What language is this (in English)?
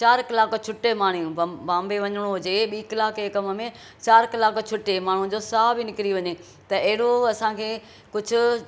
Sindhi